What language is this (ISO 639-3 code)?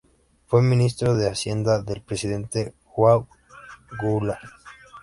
spa